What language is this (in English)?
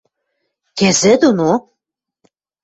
Western Mari